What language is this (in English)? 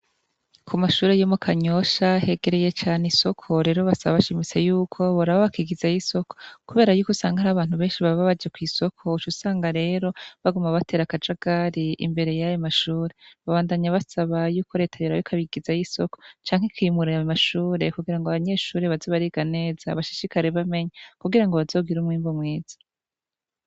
Rundi